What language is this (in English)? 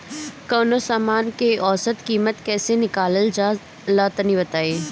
Bhojpuri